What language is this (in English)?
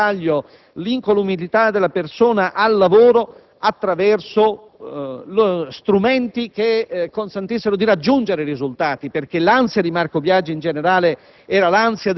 Italian